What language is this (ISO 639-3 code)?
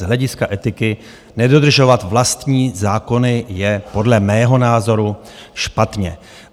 ces